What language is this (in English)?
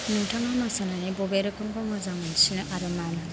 Bodo